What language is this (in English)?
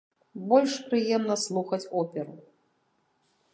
Belarusian